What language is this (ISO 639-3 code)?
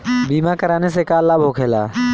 bho